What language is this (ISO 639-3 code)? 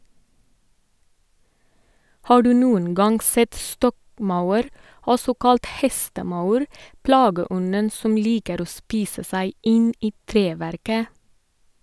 nor